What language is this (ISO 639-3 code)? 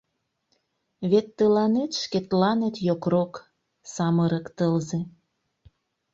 chm